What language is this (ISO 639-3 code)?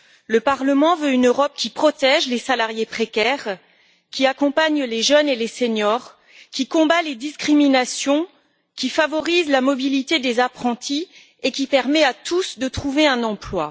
fra